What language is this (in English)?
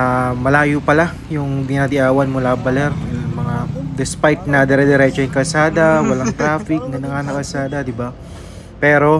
Filipino